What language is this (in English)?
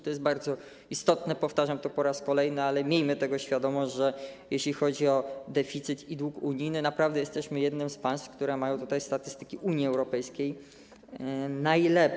Polish